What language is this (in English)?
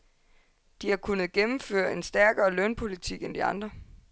Danish